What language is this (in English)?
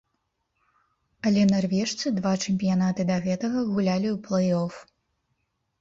Belarusian